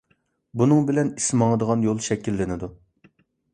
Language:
Uyghur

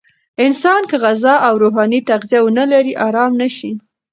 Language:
Pashto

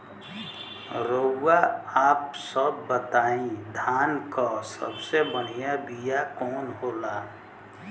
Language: Bhojpuri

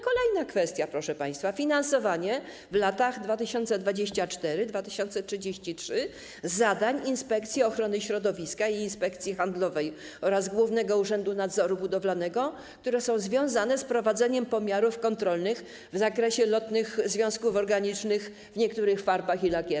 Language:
Polish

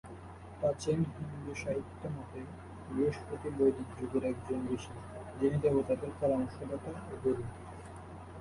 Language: Bangla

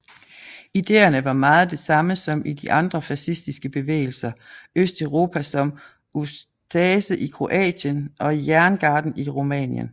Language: Danish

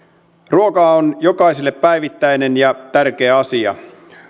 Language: Finnish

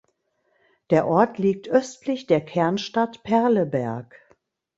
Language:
German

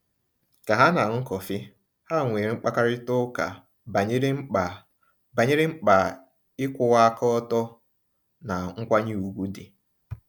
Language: Igbo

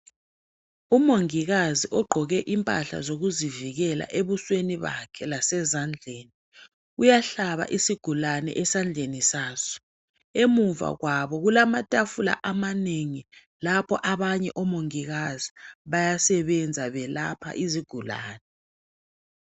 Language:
North Ndebele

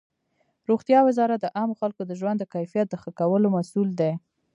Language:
Pashto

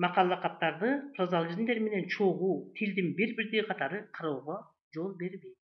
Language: Turkish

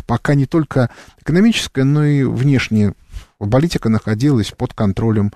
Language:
Russian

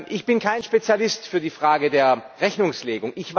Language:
German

